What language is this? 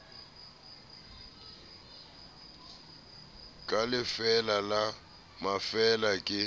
Southern Sotho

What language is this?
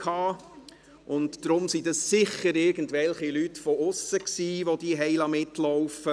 Swiss German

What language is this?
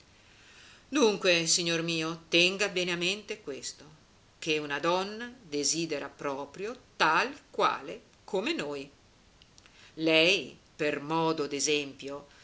Italian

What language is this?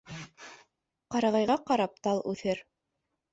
Bashkir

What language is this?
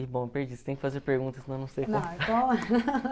Portuguese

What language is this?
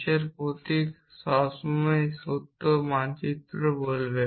Bangla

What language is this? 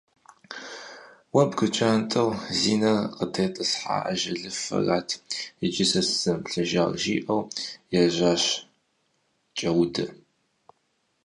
Kabardian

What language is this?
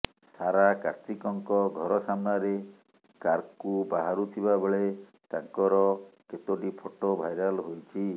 Odia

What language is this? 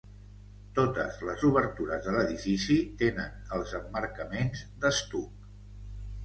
Catalan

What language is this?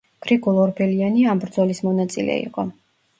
Georgian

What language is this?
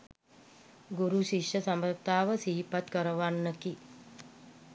Sinhala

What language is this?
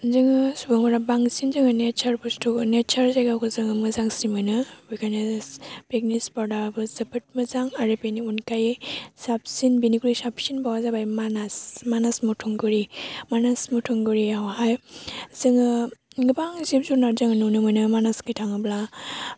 Bodo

